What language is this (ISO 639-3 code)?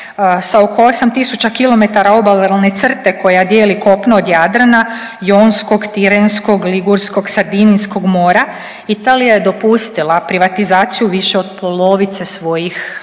hrv